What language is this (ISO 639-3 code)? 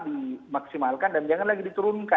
ind